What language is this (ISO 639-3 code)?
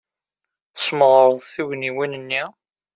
kab